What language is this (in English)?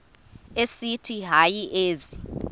Xhosa